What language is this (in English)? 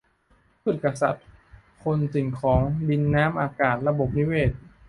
Thai